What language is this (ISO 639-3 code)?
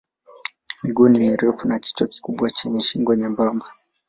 swa